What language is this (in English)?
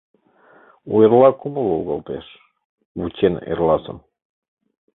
Mari